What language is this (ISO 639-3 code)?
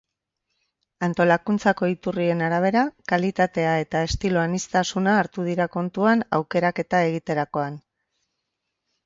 eus